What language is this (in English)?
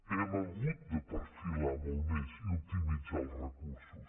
Catalan